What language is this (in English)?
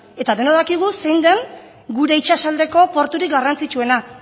Basque